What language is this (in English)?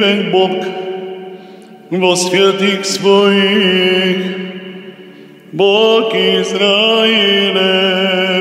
Romanian